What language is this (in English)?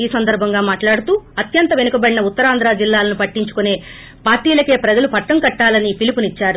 Telugu